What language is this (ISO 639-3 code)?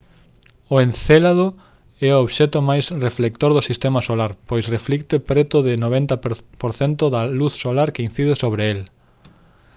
glg